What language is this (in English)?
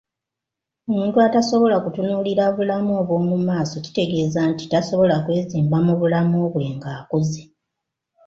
Ganda